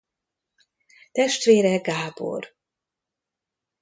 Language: Hungarian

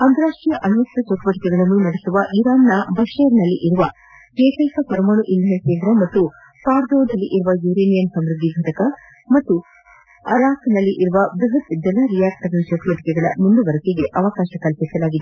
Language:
Kannada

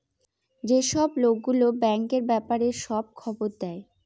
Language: Bangla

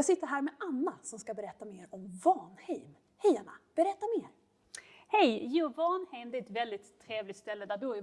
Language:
Swedish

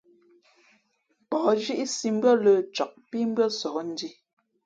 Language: Fe'fe'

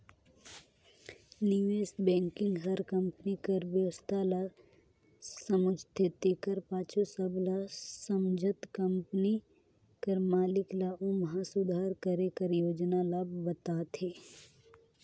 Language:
Chhattisgarhi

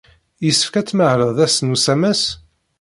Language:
Kabyle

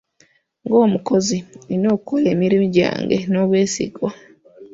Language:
Ganda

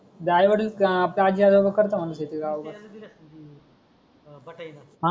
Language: Marathi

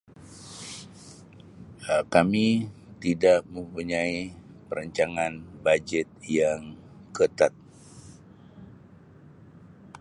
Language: Sabah Malay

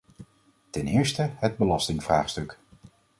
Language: Dutch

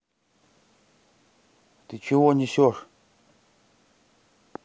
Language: Russian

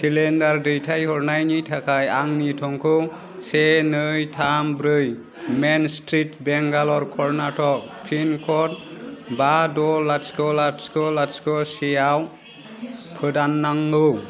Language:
Bodo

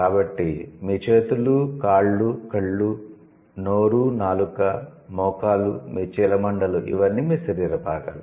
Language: Telugu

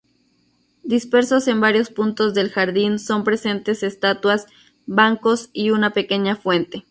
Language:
Spanish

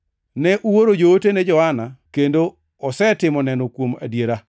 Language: Luo (Kenya and Tanzania)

